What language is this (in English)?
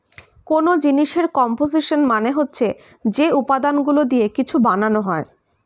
Bangla